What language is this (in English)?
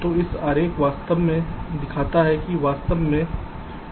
Hindi